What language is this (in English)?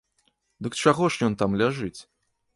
Belarusian